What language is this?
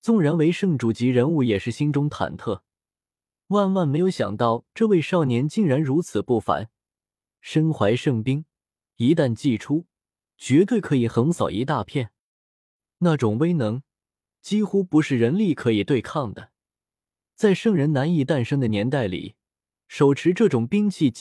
Chinese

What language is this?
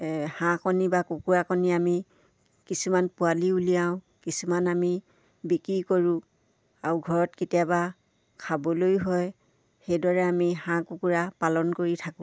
Assamese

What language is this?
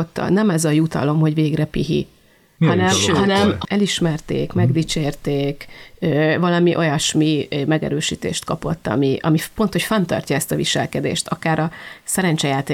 Hungarian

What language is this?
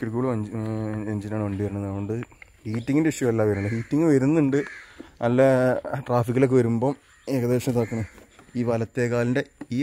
Italian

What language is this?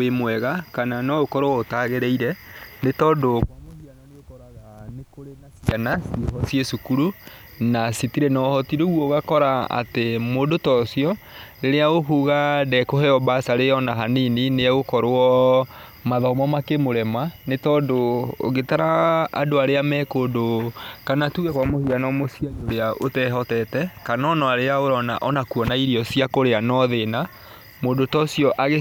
Kikuyu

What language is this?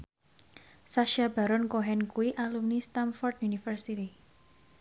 Javanese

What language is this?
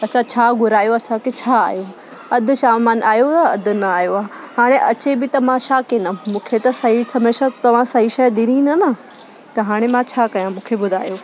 Sindhi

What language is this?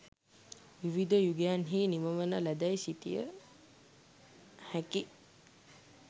Sinhala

